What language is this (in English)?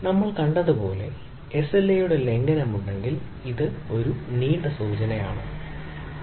Malayalam